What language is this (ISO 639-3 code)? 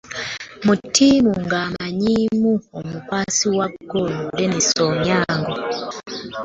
lug